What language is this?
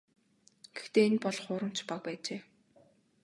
Mongolian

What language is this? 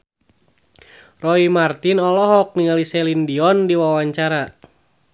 Sundanese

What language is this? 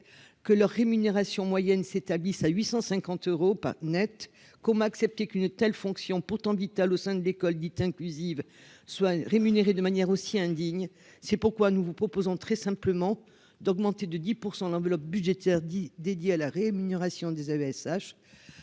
French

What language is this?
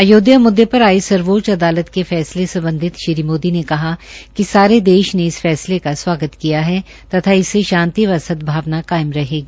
Hindi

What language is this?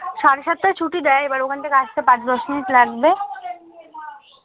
Bangla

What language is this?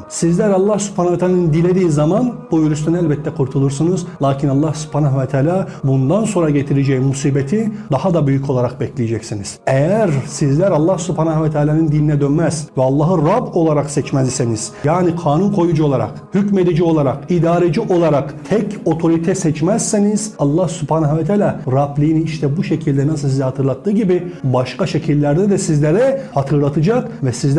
Turkish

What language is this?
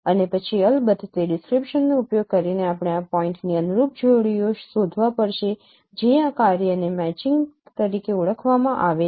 Gujarati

